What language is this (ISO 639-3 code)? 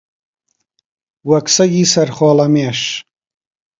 ckb